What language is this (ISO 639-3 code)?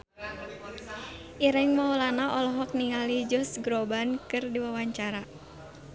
sun